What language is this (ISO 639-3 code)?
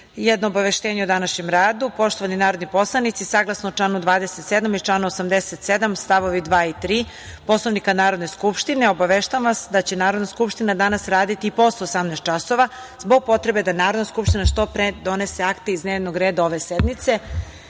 srp